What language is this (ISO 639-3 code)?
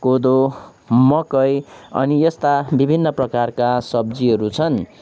nep